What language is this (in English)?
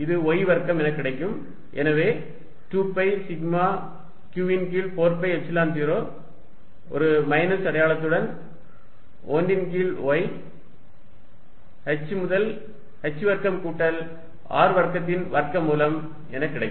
Tamil